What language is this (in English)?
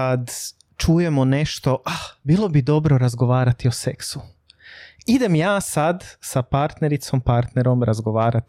Croatian